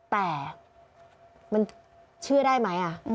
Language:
Thai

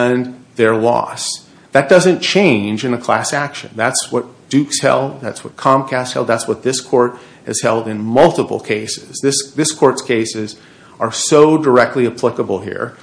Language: English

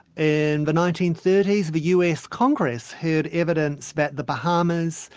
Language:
English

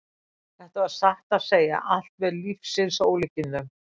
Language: Icelandic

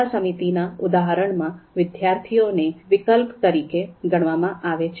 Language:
Gujarati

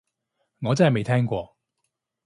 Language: Cantonese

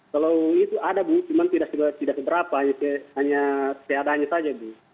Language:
Indonesian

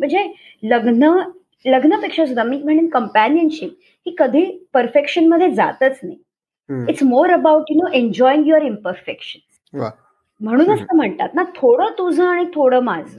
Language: Marathi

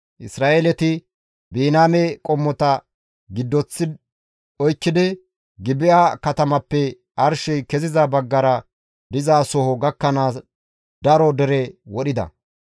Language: Gamo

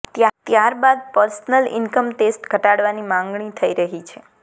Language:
Gujarati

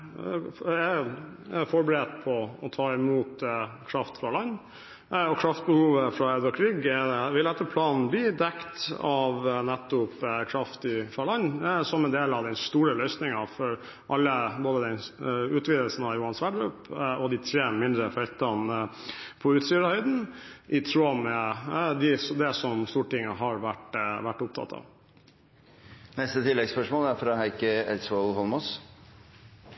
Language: Norwegian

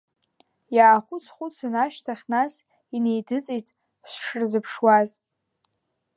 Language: Abkhazian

